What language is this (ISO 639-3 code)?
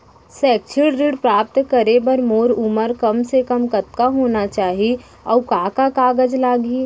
hne